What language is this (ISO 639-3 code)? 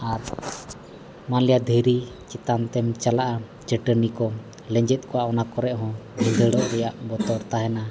sat